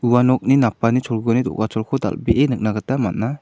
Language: Garo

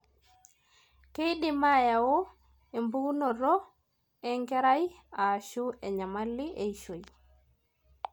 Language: Masai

